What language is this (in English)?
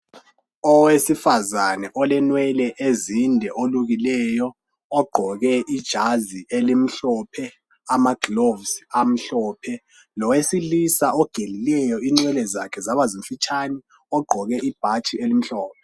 North Ndebele